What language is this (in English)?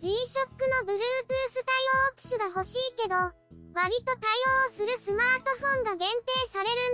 Japanese